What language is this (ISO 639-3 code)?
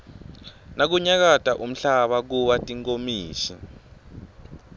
ssw